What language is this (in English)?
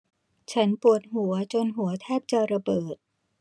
Thai